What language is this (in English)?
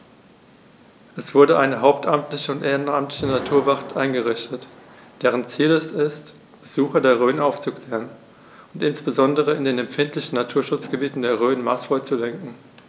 German